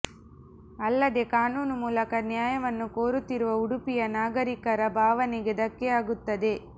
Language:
Kannada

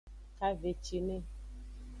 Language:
Aja (Benin)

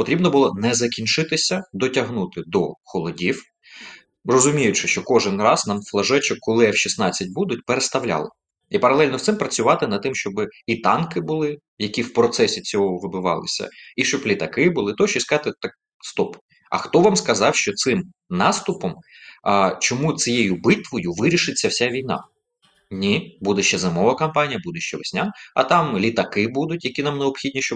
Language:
Ukrainian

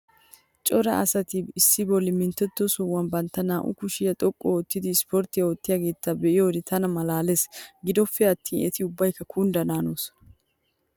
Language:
Wolaytta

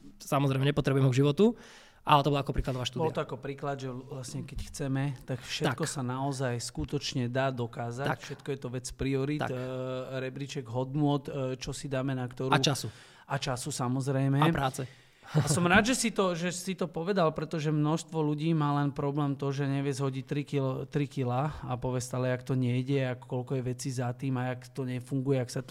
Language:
Slovak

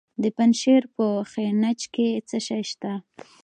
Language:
Pashto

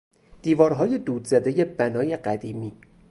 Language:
Persian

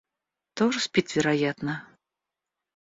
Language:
Russian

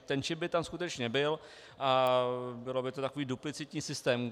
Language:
Czech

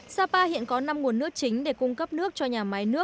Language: Vietnamese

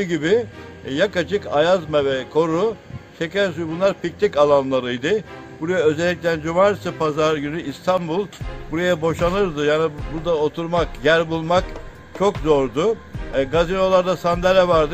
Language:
Turkish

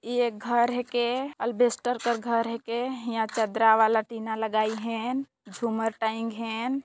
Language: Sadri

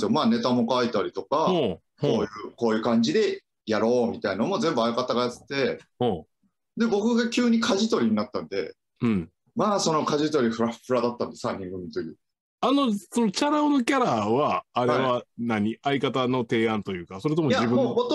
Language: Japanese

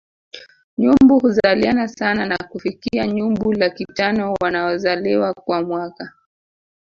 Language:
Swahili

